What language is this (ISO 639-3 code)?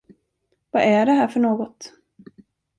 swe